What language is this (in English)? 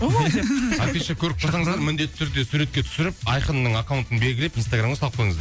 Kazakh